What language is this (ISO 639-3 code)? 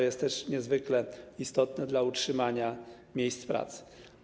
pol